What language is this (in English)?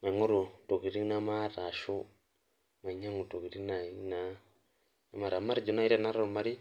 Masai